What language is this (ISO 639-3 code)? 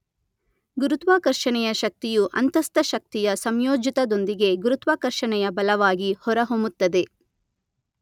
kan